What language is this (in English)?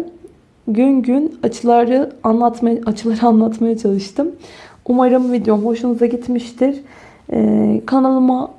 Turkish